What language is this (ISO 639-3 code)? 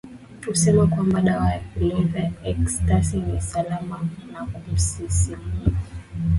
swa